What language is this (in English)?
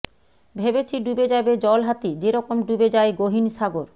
Bangla